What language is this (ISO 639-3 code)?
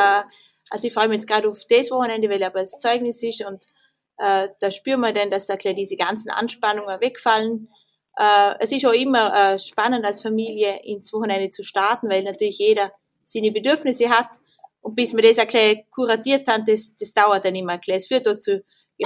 deu